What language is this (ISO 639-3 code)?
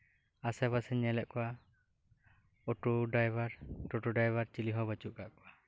sat